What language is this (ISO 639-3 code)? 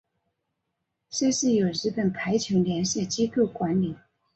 zho